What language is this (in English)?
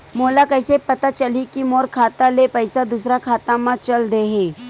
Chhattisgarhi